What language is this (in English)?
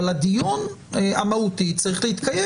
Hebrew